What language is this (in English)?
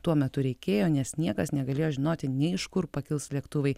Lithuanian